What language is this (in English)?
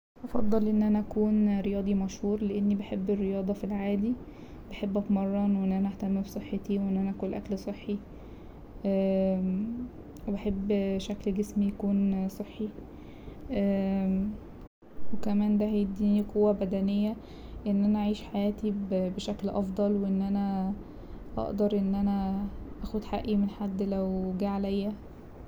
Egyptian Arabic